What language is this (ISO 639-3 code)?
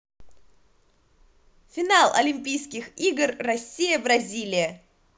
rus